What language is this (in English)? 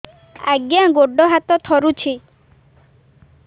Odia